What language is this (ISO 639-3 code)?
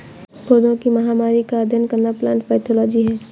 hin